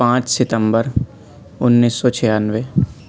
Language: Urdu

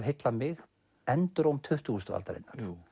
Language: Icelandic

